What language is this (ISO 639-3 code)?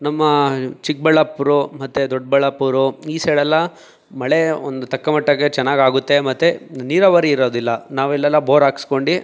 kan